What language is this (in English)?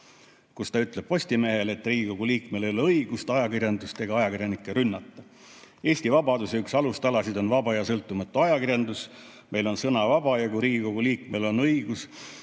Estonian